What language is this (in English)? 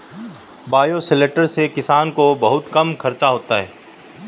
Hindi